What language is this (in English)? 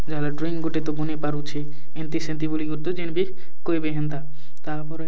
Odia